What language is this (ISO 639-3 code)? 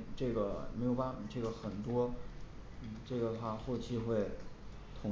zho